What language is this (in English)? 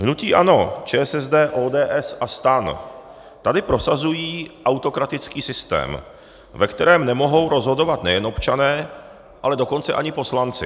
Czech